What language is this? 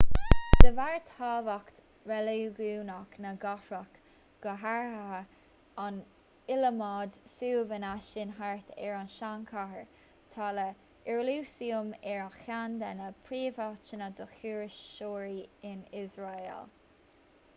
Irish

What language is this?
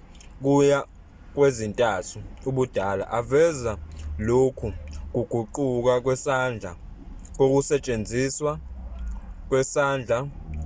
Zulu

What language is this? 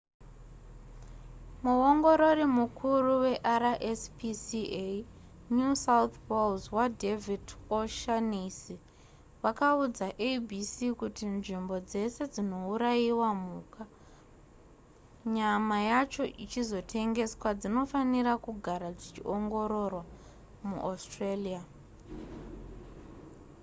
Shona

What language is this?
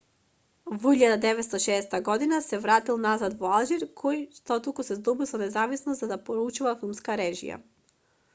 Macedonian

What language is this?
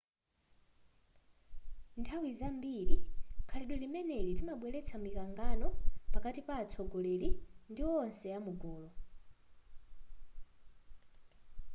Nyanja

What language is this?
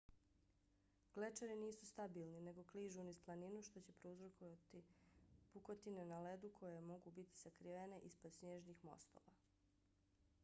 Bosnian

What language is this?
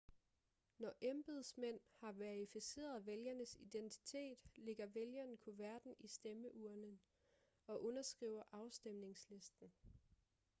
Danish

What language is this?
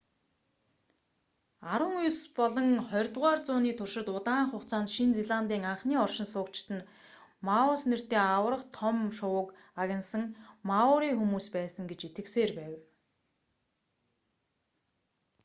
Mongolian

